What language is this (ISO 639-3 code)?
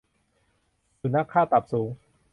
tha